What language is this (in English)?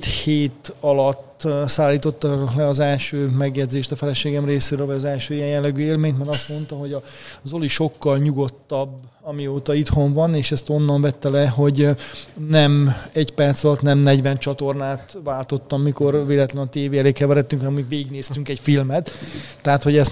Hungarian